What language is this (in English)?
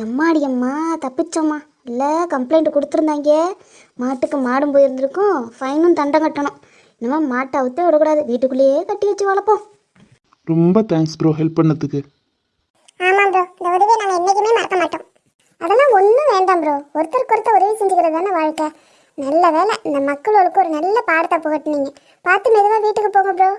Tamil